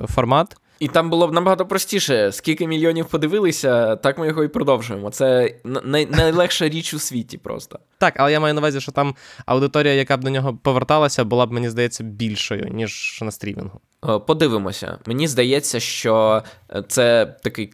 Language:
Ukrainian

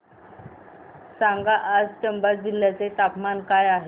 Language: Marathi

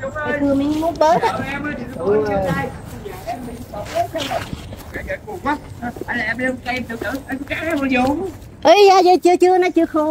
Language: Vietnamese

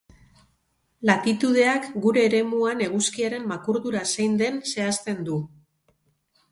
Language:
Basque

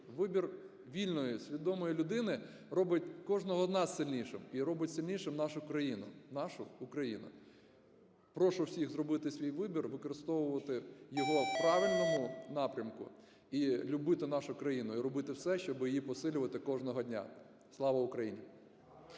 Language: Ukrainian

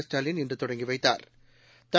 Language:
Tamil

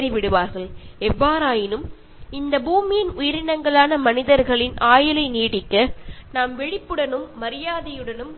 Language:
Malayalam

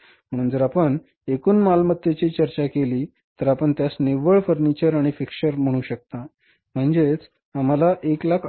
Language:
Marathi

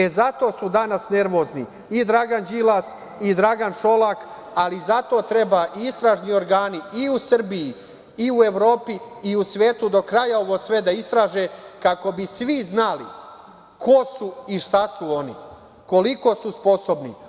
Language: Serbian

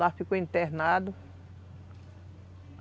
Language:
Portuguese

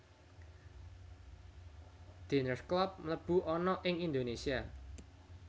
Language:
Javanese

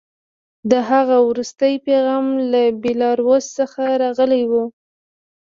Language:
Pashto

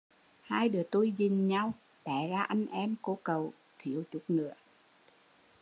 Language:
Vietnamese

